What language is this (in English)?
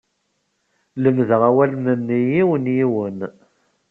Kabyle